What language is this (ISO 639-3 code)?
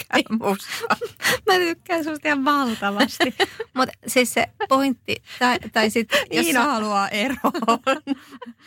fin